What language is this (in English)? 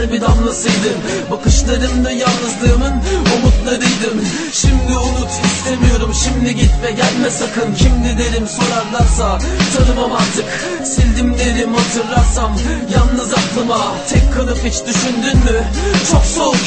Turkish